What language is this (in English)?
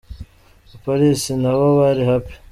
Kinyarwanda